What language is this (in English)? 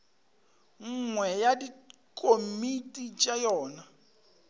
Northern Sotho